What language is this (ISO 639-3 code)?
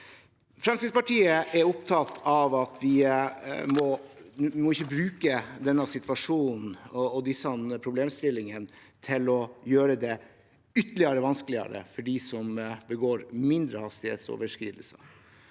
nor